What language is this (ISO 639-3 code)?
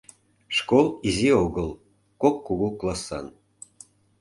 chm